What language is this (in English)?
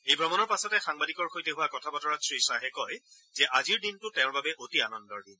Assamese